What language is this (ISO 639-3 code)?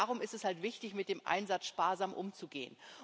deu